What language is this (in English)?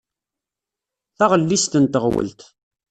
Kabyle